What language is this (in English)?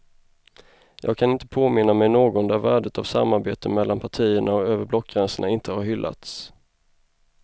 Swedish